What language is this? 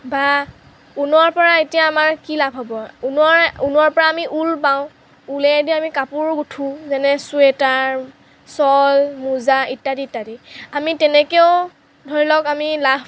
Assamese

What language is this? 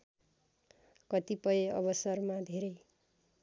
Nepali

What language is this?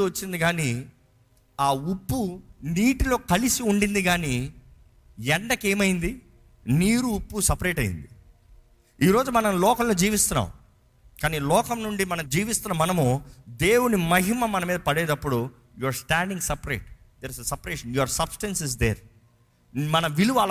Telugu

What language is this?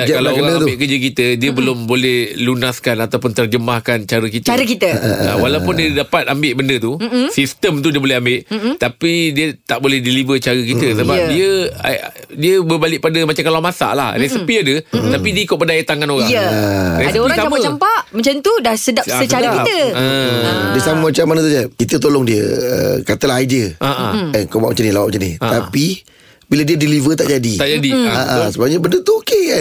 Malay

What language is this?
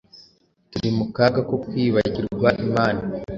Kinyarwanda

